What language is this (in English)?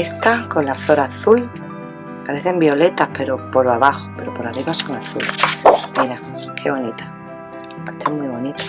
Spanish